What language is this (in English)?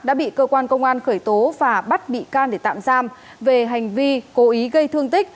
Vietnamese